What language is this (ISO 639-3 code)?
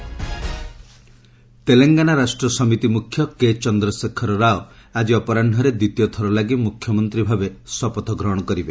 ori